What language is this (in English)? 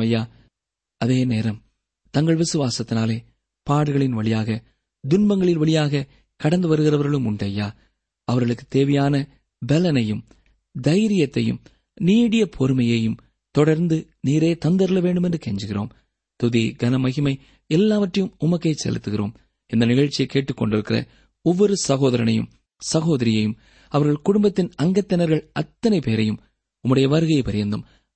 Tamil